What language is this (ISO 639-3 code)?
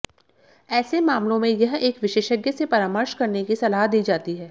hin